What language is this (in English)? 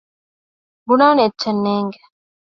Divehi